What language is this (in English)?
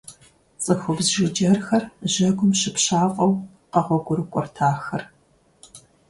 Kabardian